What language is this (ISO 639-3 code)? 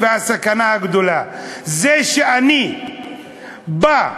heb